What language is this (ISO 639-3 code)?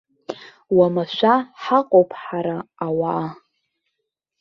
abk